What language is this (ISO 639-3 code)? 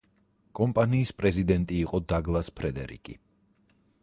kat